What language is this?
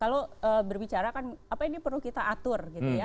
Indonesian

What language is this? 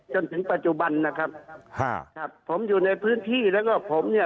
Thai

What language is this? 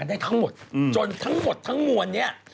Thai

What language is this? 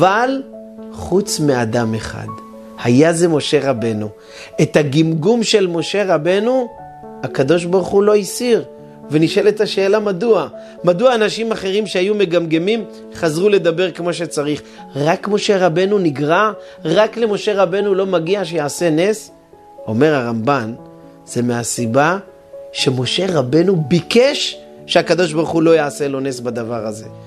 Hebrew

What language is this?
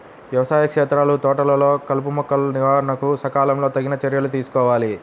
Telugu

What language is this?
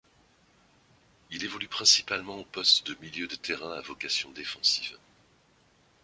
French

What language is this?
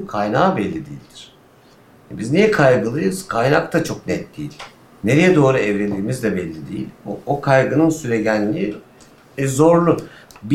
Turkish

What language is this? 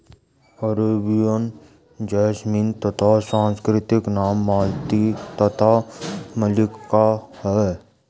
Hindi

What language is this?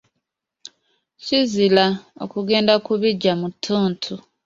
Ganda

